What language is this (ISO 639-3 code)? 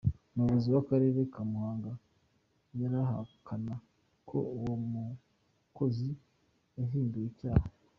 kin